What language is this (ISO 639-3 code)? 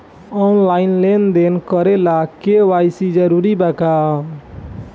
bho